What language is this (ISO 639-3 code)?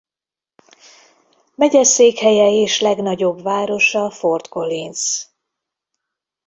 hun